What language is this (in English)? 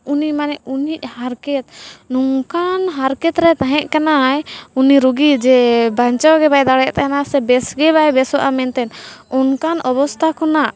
Santali